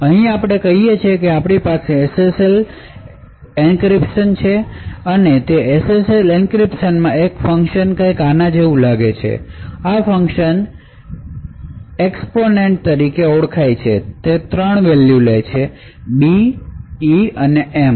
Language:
Gujarati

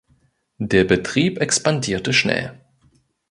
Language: German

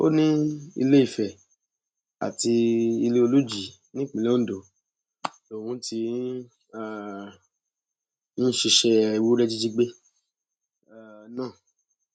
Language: Yoruba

